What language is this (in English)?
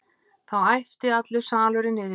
Icelandic